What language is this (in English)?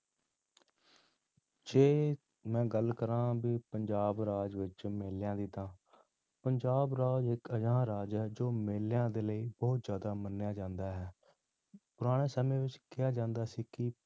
Punjabi